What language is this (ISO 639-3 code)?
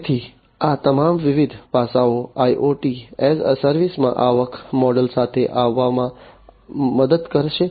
guj